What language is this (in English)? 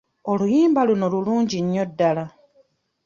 Ganda